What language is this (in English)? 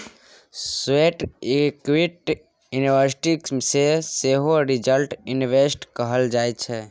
Maithili